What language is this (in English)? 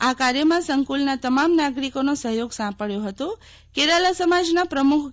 Gujarati